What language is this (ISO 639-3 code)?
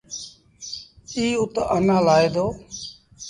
sbn